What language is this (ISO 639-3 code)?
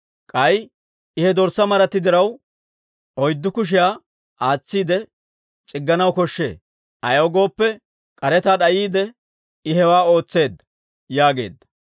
dwr